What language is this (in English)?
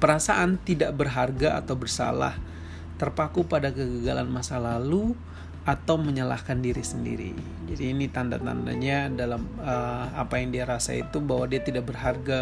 Indonesian